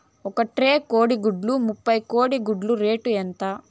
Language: Telugu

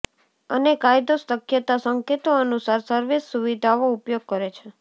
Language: Gujarati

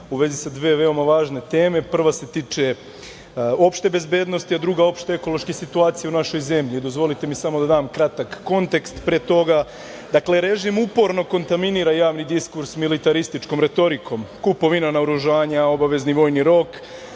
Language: Serbian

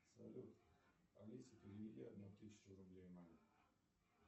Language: Russian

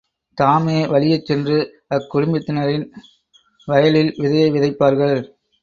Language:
Tamil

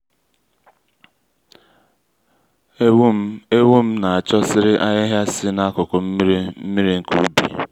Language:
Igbo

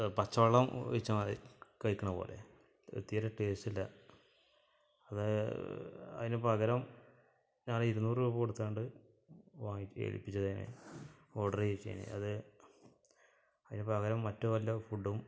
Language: Malayalam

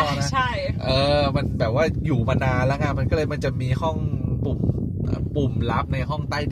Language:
Thai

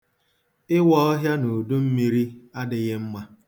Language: Igbo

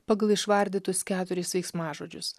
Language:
Lithuanian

